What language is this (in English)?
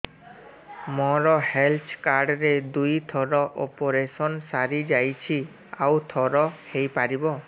Odia